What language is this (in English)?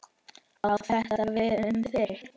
Icelandic